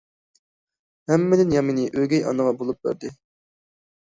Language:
Uyghur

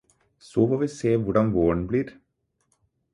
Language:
Norwegian Bokmål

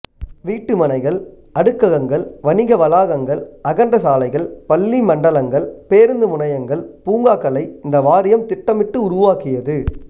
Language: Tamil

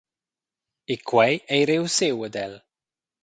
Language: Romansh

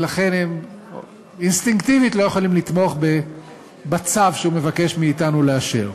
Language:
Hebrew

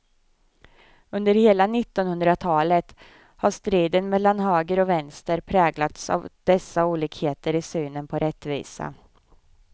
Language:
Swedish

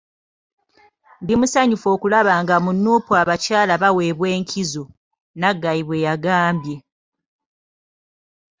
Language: Ganda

